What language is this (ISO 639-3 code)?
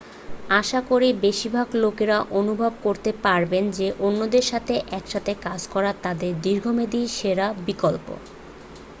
ben